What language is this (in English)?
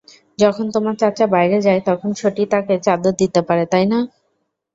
Bangla